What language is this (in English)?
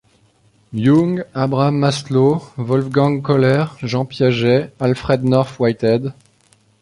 French